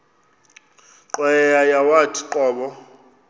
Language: Xhosa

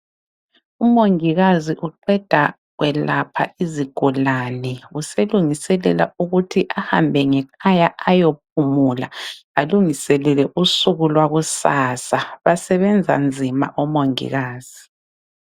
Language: North Ndebele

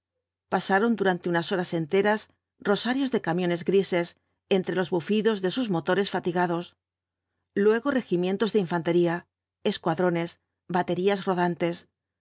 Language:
Spanish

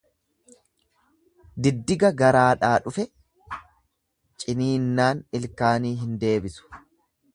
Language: Oromo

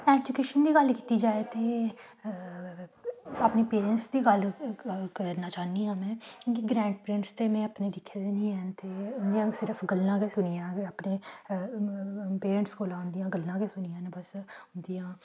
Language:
Dogri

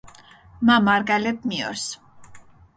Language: Mingrelian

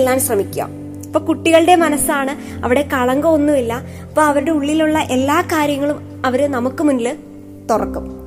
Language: Malayalam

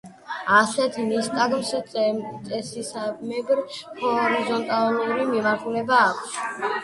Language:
Georgian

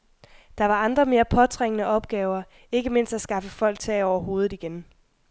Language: Danish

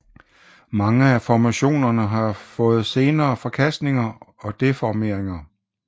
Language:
Danish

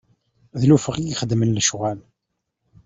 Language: Kabyle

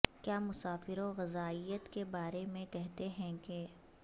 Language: Urdu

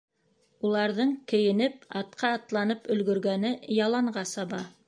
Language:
Bashkir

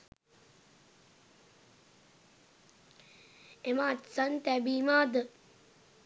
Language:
Sinhala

